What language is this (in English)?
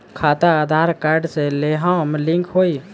Bhojpuri